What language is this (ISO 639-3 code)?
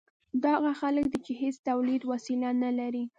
pus